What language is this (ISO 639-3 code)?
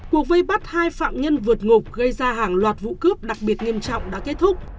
vie